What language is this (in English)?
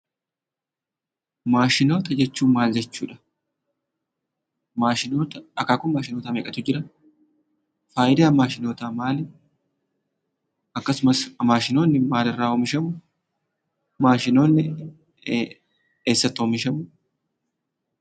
Oromo